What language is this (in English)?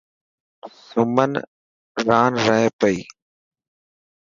Dhatki